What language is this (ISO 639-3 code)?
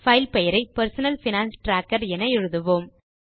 tam